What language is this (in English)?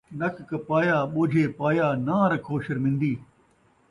Saraiki